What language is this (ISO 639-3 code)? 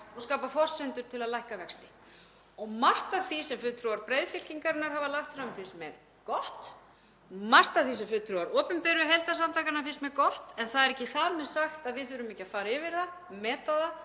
isl